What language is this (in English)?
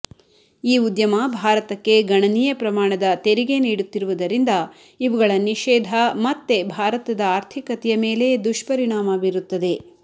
Kannada